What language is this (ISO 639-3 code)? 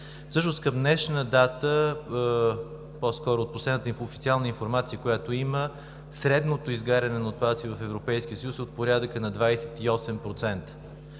bul